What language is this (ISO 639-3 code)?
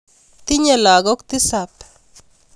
kln